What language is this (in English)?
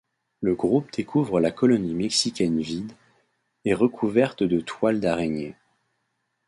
French